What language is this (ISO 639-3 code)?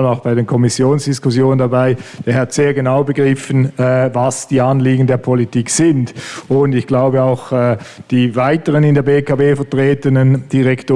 deu